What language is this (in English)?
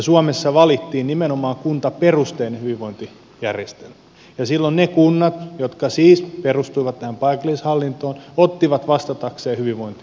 Finnish